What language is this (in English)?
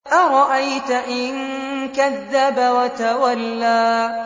Arabic